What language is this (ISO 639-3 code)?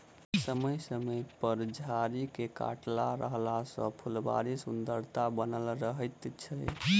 mai